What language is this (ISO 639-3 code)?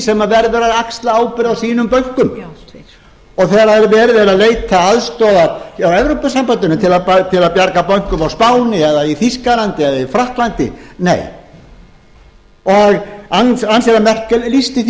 isl